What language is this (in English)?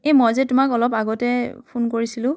Assamese